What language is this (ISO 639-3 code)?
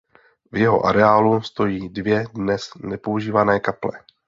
ces